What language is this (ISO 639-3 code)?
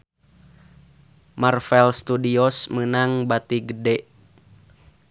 sun